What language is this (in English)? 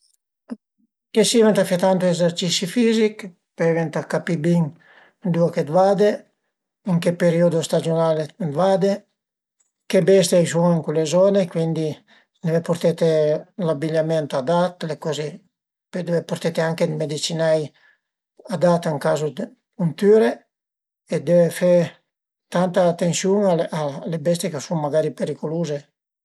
Piedmontese